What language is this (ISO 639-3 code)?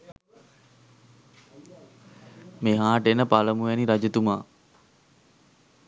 sin